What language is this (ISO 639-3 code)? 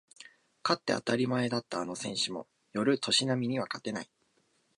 jpn